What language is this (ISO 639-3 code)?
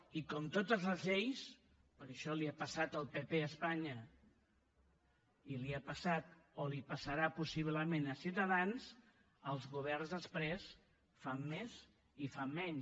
cat